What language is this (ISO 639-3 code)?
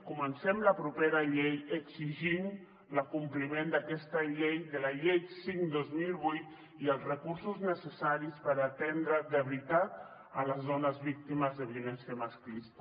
cat